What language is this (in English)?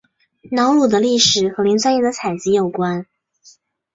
Chinese